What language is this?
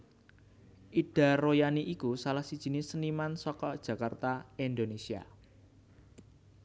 Javanese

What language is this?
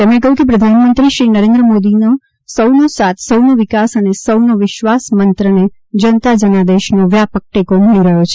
Gujarati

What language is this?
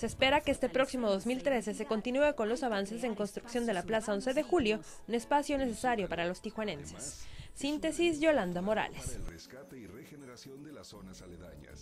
Spanish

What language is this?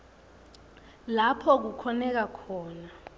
Swati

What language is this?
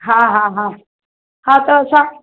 Sindhi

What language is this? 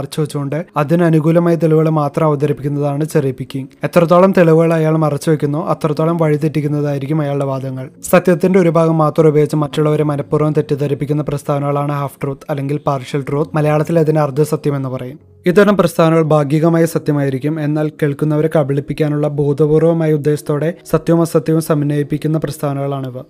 Malayalam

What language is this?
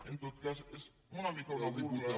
Catalan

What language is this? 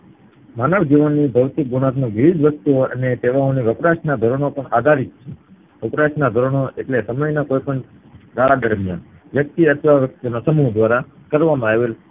Gujarati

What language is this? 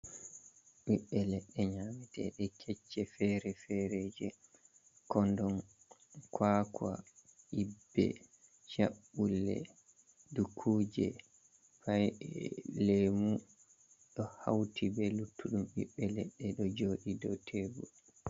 Fula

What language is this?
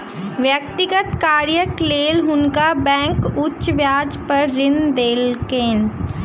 Maithili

